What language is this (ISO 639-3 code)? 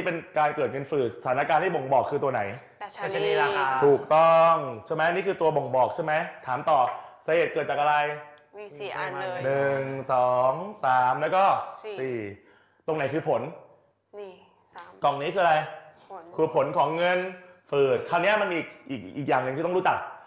tha